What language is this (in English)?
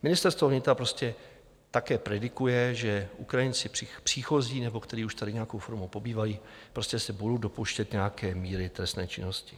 Czech